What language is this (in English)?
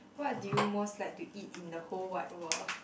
English